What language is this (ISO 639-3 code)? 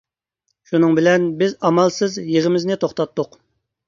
uig